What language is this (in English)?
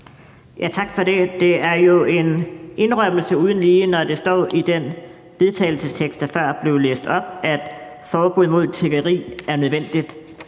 Danish